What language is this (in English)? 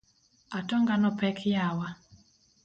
Luo (Kenya and Tanzania)